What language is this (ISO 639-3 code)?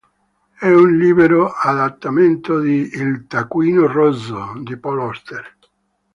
ita